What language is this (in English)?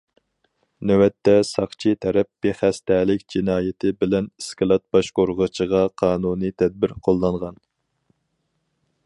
Uyghur